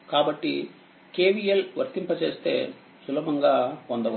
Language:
Telugu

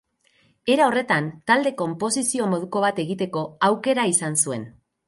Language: Basque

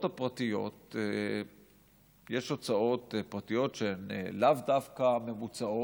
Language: Hebrew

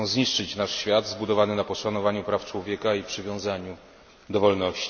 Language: Polish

